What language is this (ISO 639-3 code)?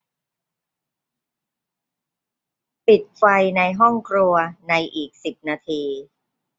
tha